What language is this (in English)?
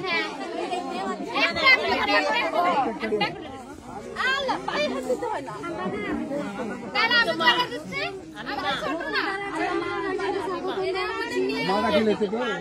Arabic